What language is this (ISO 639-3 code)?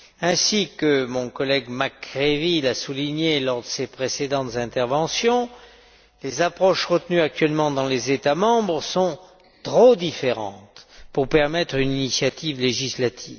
fra